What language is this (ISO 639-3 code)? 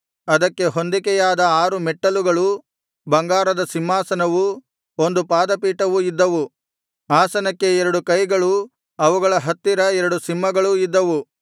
kan